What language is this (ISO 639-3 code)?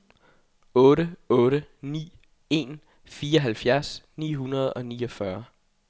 dan